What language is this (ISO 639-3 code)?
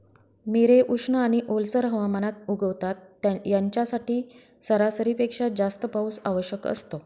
mar